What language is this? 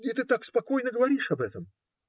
Russian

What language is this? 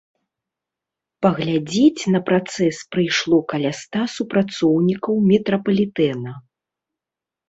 Belarusian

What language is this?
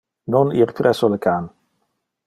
Interlingua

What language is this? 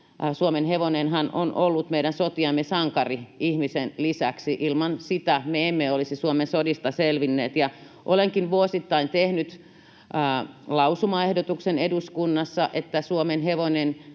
Finnish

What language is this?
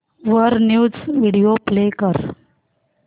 Marathi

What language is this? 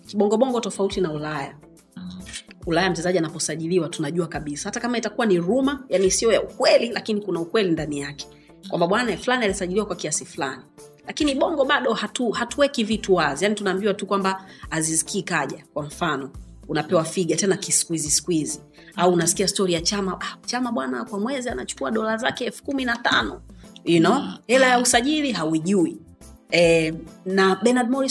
Swahili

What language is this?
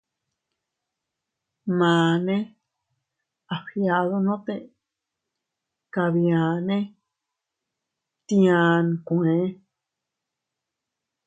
Teutila Cuicatec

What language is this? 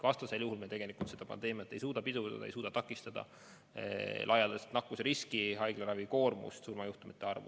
Estonian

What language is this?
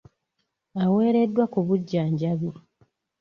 Ganda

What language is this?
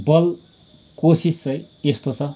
Nepali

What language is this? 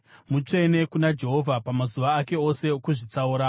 Shona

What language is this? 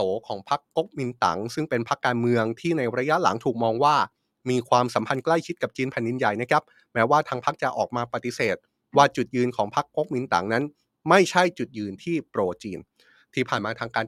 Thai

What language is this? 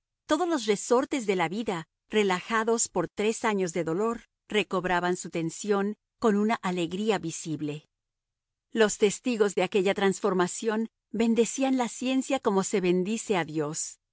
Spanish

